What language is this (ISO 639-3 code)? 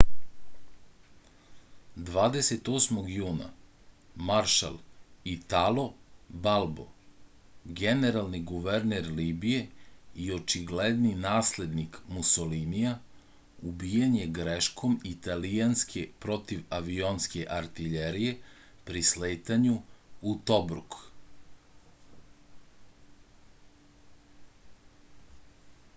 srp